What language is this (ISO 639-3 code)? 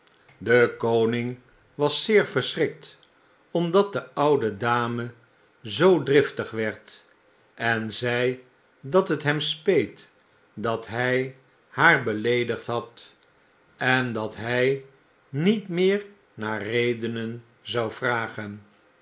nld